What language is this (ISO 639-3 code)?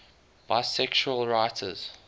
eng